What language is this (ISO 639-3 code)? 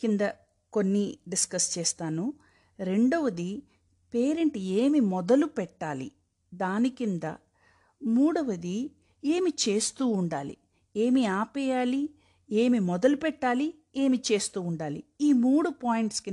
tel